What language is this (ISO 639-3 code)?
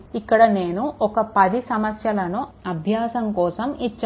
tel